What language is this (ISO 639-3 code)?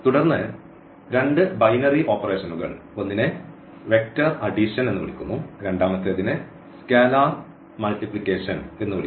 mal